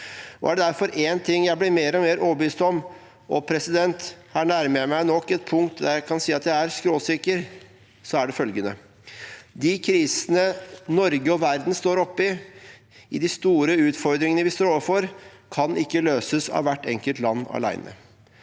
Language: Norwegian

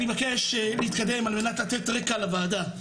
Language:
Hebrew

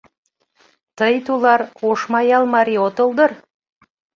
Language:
Mari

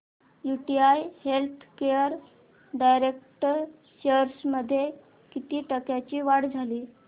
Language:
Marathi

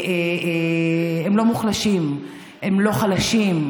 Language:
Hebrew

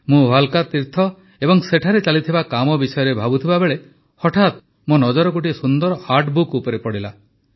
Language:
Odia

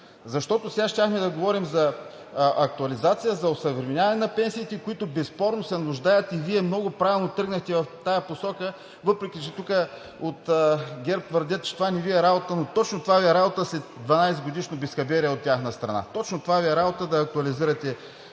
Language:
Bulgarian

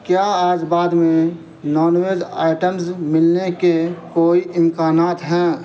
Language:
Urdu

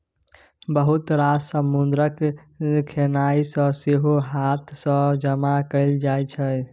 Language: Maithili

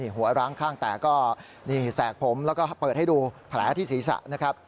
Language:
Thai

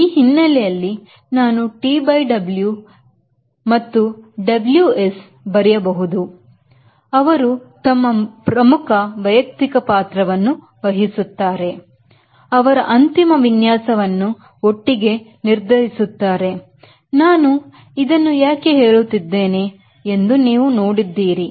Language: Kannada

